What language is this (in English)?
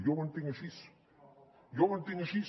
Catalan